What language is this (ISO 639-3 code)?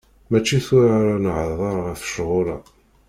kab